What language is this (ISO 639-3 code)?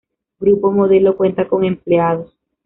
spa